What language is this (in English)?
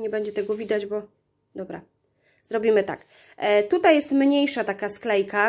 Polish